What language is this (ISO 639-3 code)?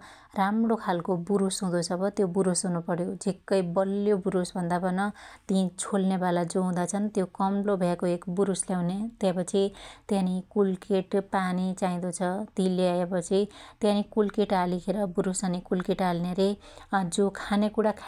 dty